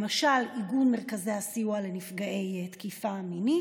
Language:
Hebrew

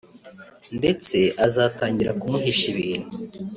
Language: Kinyarwanda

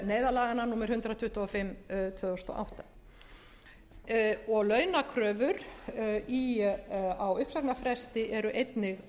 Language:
Icelandic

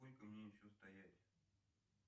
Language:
Russian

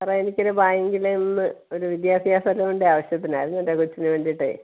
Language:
Malayalam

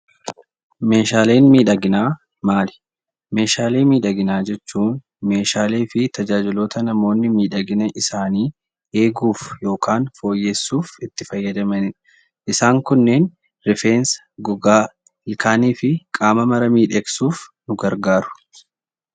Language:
Oromo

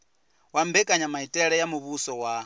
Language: Venda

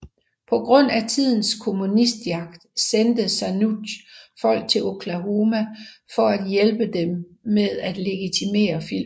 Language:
Danish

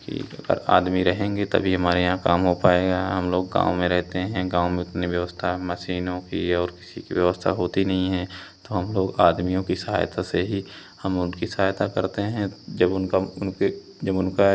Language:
Hindi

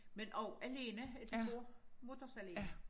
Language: Danish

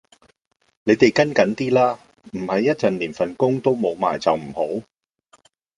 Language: Cantonese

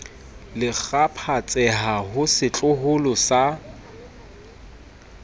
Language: Southern Sotho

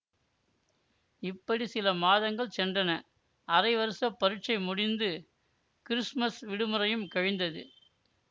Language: Tamil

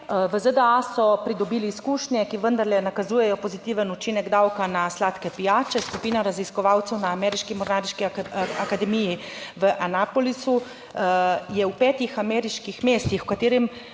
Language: Slovenian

